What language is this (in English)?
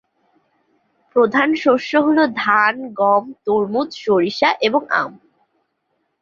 Bangla